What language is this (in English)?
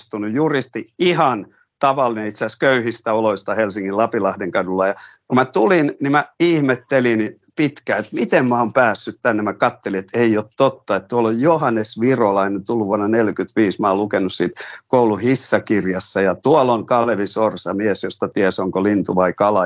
Finnish